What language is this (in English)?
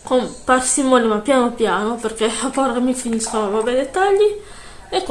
Italian